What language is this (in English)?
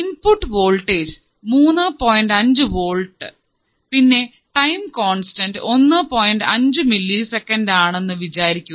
Malayalam